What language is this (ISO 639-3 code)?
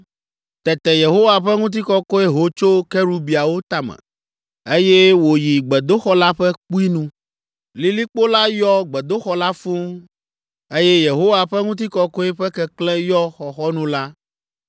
ewe